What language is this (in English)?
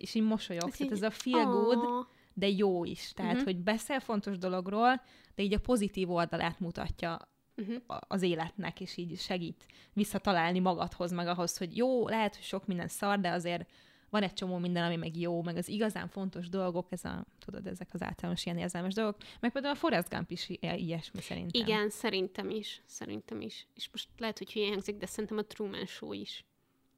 Hungarian